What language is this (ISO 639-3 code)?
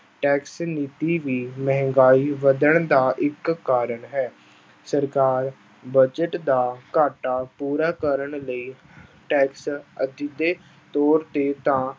pan